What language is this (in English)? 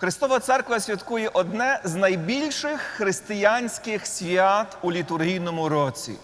Ukrainian